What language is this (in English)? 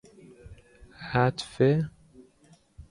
Persian